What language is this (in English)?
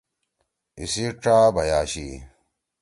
Torwali